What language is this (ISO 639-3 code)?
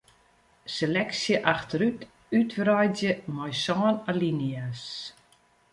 fry